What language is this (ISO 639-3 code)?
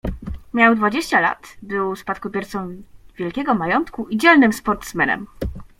pol